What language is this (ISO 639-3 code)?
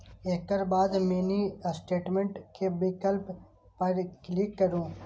mai